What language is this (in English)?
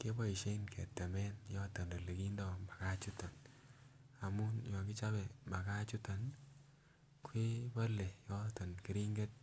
Kalenjin